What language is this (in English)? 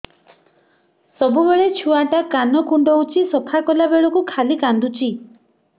Odia